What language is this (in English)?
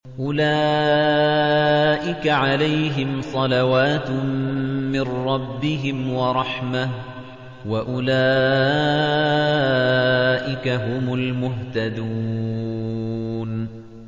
Arabic